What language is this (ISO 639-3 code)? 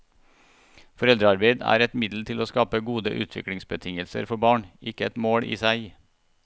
nor